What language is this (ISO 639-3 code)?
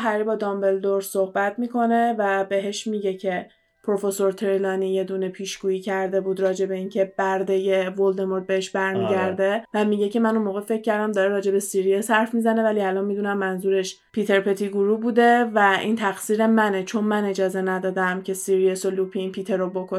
fas